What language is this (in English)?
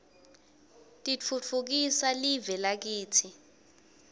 Swati